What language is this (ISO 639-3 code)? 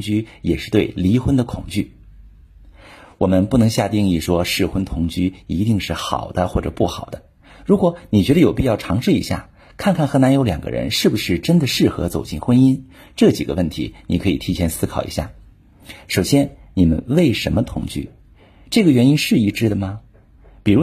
zho